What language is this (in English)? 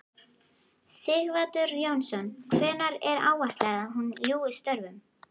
Icelandic